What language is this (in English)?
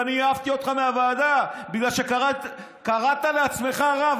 Hebrew